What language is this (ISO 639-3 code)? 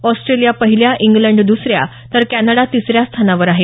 mar